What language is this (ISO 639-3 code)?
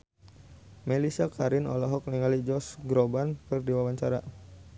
sun